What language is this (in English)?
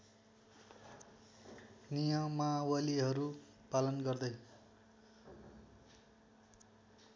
Nepali